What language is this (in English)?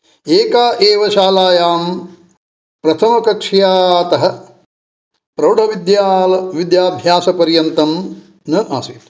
Sanskrit